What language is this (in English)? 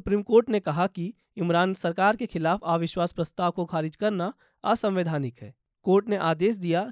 Hindi